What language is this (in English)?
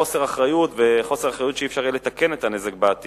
Hebrew